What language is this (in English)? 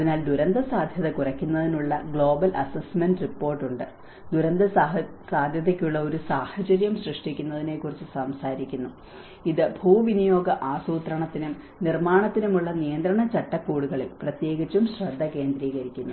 Malayalam